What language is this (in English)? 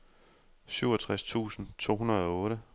Danish